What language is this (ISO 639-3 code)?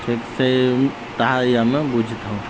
ori